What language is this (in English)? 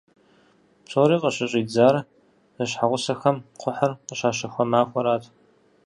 Kabardian